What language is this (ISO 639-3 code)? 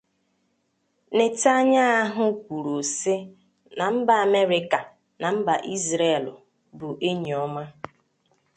ibo